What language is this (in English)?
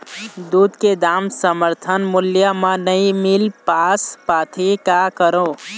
Chhattisgarhi